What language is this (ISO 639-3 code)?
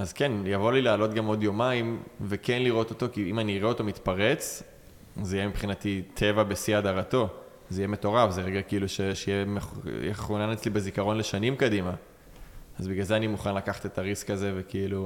heb